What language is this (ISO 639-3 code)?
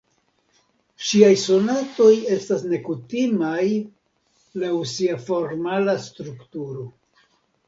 epo